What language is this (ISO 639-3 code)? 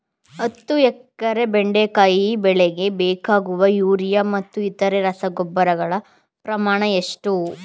kan